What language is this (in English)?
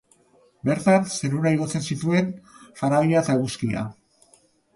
Basque